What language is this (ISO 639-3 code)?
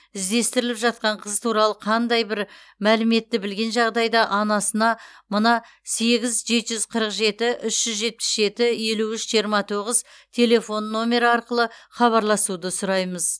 kaz